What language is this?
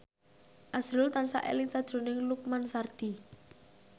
Javanese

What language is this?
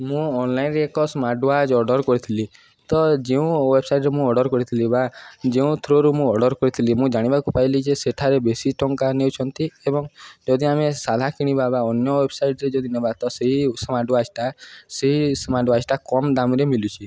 Odia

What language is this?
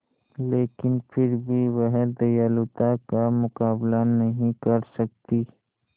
Hindi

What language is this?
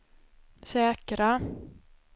Swedish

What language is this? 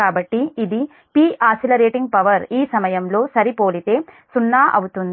Telugu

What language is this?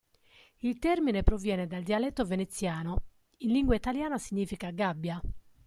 Italian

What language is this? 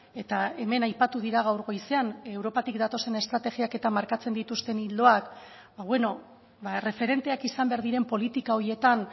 Basque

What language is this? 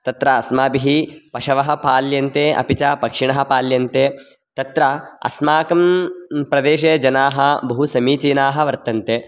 Sanskrit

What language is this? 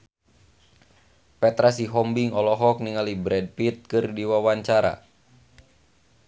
Sundanese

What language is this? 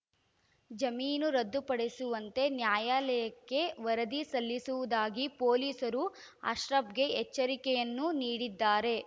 Kannada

